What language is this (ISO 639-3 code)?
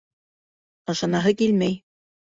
bak